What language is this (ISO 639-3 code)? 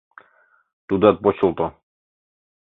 chm